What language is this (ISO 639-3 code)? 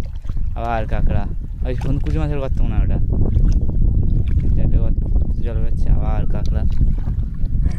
tha